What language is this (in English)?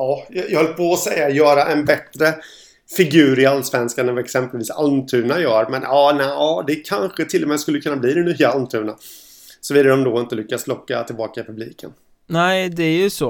Swedish